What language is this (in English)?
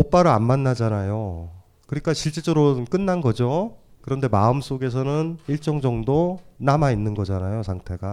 Korean